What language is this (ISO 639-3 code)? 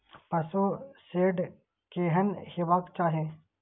mai